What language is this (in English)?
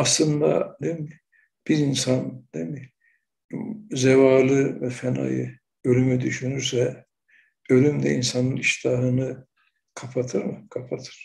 Turkish